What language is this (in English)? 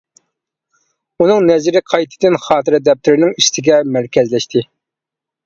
Uyghur